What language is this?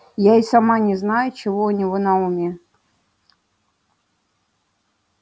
Russian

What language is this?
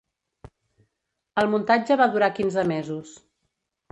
Catalan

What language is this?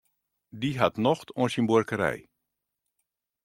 Western Frisian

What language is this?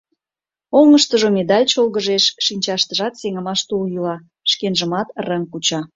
Mari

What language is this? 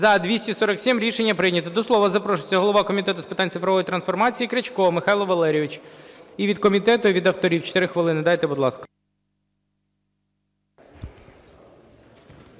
Ukrainian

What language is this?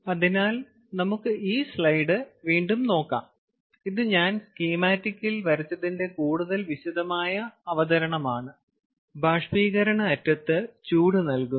Malayalam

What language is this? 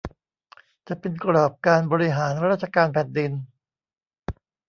Thai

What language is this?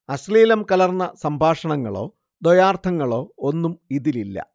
Malayalam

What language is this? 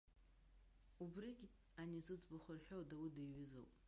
Abkhazian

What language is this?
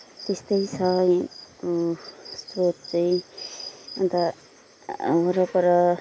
Nepali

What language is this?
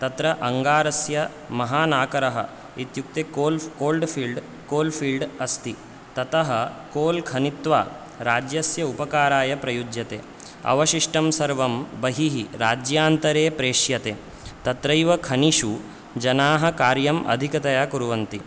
Sanskrit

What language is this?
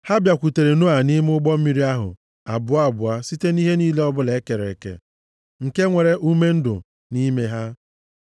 Igbo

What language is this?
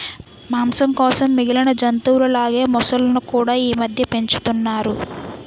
Telugu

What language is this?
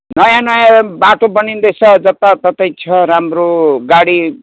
Nepali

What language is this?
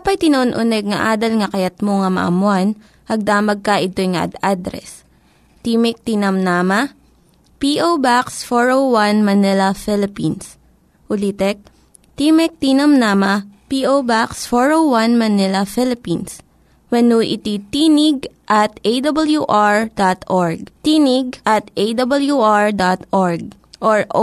Filipino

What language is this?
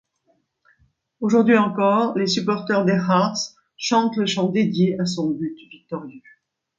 French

